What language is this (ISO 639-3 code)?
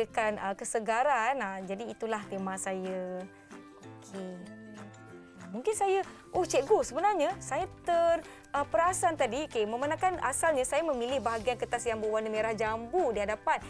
msa